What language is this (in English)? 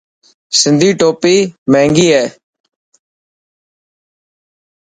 Dhatki